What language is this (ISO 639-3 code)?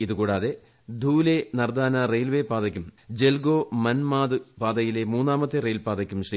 mal